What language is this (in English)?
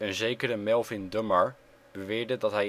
Dutch